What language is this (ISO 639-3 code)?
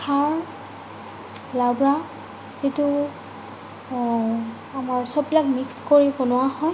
asm